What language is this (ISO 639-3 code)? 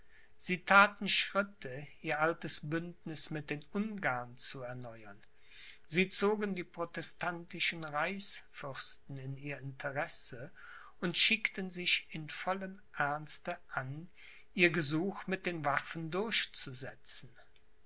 deu